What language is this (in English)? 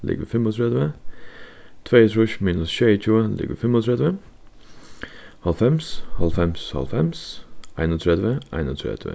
Faroese